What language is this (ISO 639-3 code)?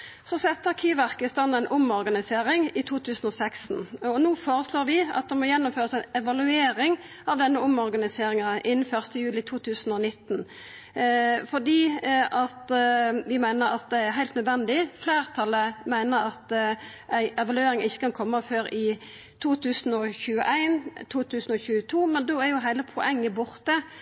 nno